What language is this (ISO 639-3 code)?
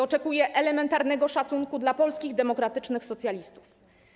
pol